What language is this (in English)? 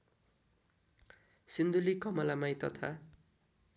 Nepali